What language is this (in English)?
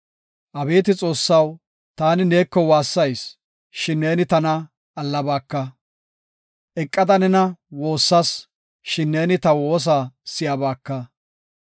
Gofa